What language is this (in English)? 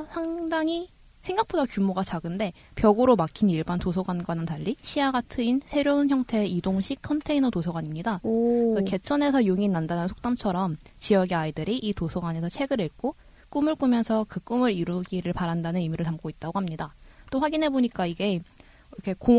Korean